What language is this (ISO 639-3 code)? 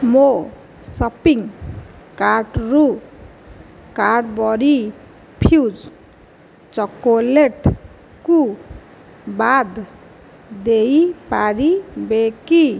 ori